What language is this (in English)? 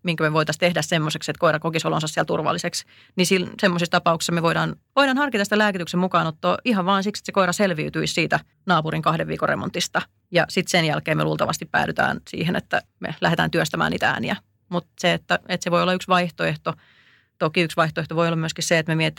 Finnish